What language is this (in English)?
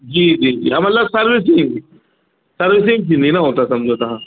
Sindhi